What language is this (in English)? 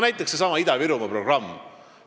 Estonian